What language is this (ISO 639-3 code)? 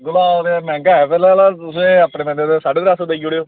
doi